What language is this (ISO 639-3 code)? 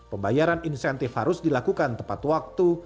ind